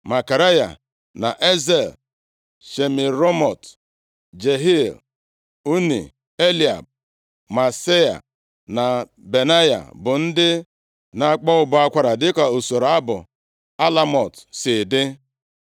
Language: Igbo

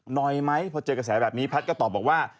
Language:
Thai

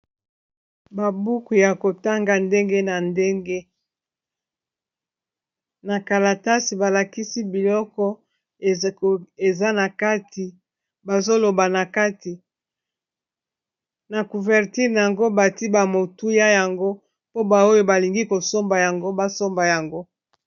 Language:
Lingala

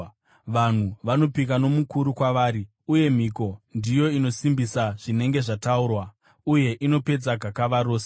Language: Shona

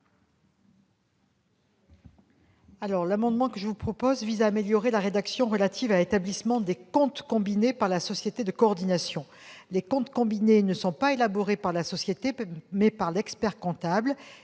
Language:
French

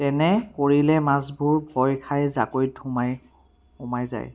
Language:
Assamese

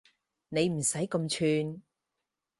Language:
Cantonese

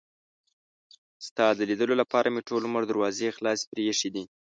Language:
Pashto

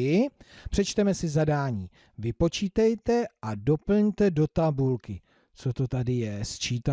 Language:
Czech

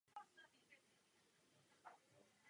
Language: Czech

